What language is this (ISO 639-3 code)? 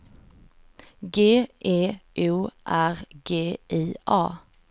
swe